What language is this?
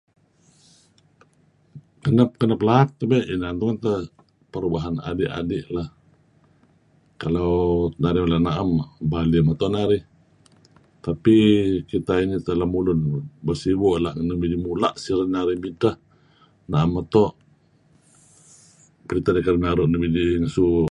Kelabit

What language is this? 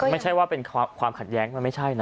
Thai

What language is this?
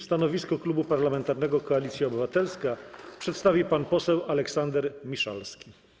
Polish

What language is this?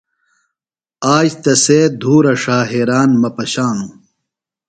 Phalura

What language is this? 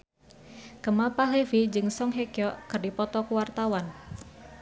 Sundanese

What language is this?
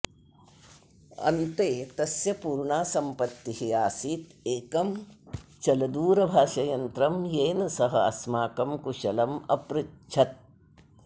Sanskrit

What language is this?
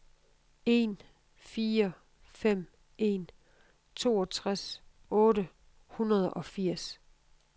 Danish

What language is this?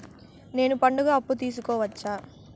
Telugu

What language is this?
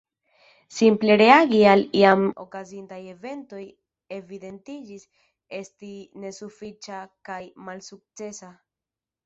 Esperanto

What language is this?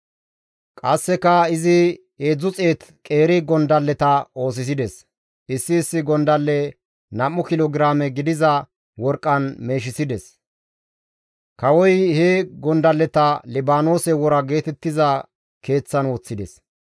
Gamo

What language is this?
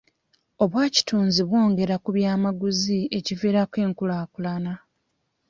Ganda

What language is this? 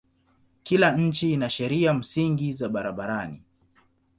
Swahili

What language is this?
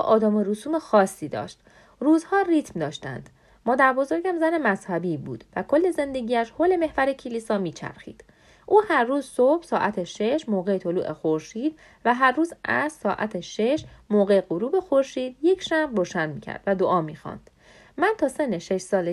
Persian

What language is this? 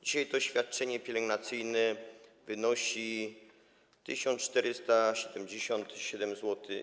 Polish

